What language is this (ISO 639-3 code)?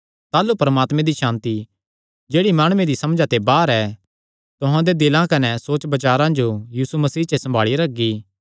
xnr